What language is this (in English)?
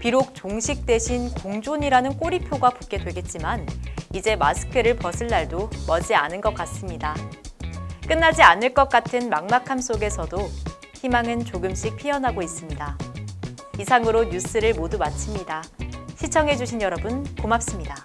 Korean